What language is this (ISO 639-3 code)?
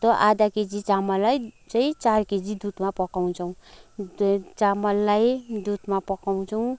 nep